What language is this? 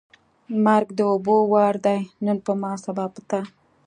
Pashto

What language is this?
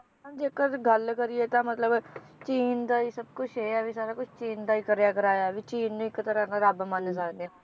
Punjabi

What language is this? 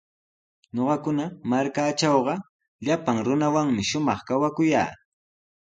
Sihuas Ancash Quechua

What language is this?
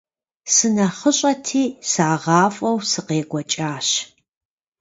Kabardian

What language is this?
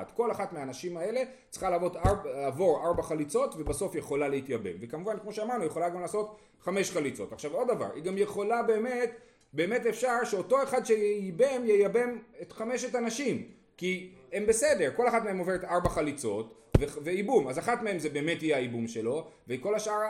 Hebrew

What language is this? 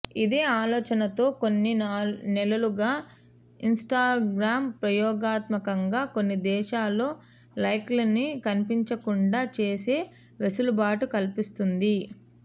Telugu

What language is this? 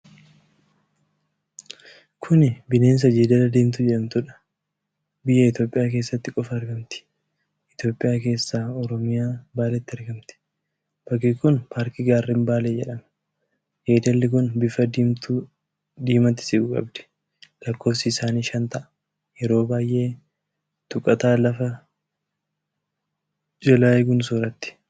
Oromo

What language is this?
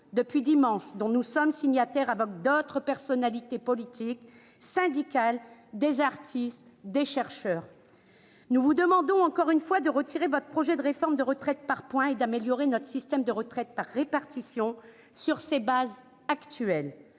French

